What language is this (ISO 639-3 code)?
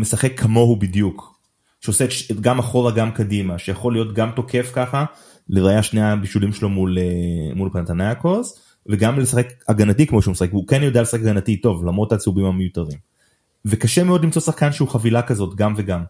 heb